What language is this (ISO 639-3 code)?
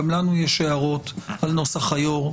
heb